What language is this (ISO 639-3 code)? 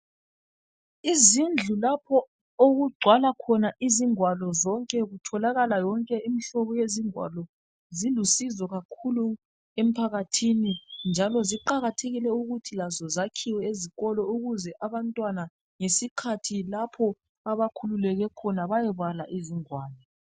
nde